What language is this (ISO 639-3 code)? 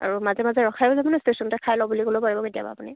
asm